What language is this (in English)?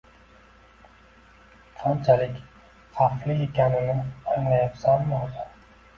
Uzbek